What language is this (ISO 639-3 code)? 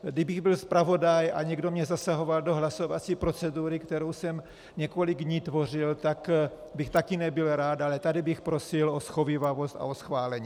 ces